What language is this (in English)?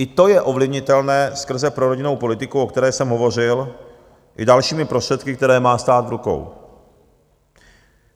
Czech